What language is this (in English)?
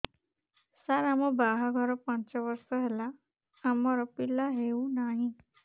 Odia